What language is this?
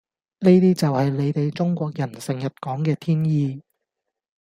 Cantonese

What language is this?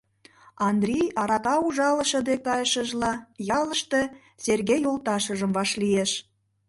Mari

